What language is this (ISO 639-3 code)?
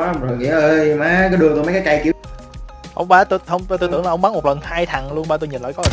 vie